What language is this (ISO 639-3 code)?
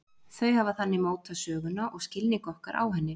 isl